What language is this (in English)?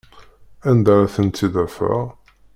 Kabyle